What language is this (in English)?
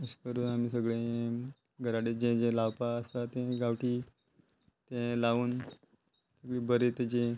Konkani